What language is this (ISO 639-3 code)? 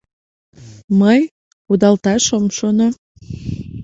chm